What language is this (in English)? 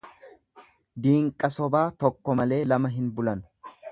Oromo